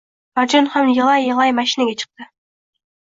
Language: Uzbek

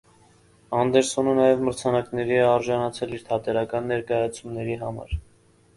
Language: Armenian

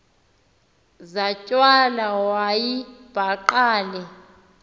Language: Xhosa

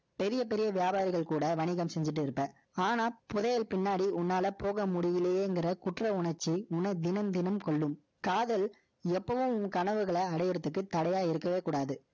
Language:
Tamil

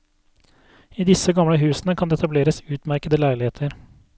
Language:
Norwegian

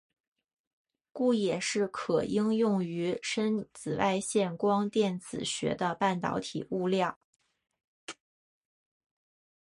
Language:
Chinese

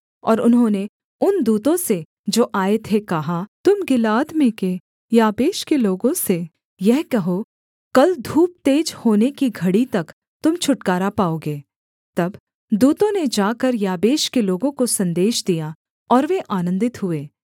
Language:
Hindi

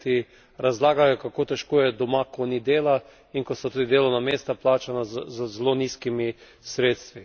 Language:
Slovenian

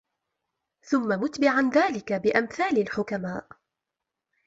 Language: Arabic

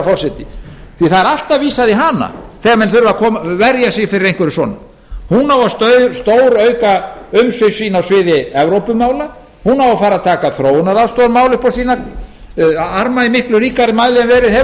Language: Icelandic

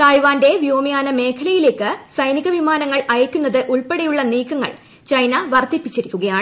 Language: Malayalam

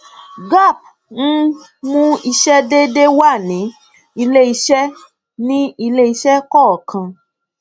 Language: Yoruba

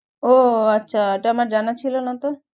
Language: Bangla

